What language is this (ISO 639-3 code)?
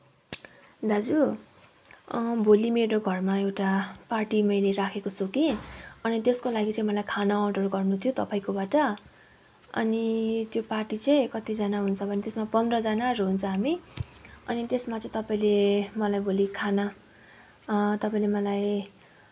nep